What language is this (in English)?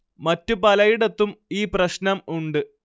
Malayalam